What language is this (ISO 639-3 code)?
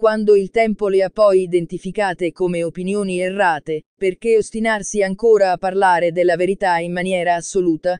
ita